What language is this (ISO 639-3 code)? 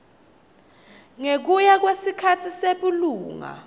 ssw